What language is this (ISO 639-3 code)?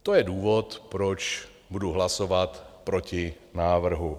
ces